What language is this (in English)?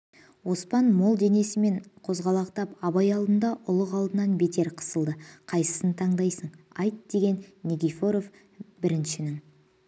Kazakh